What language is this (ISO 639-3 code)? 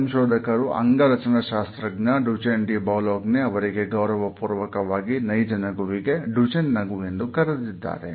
kan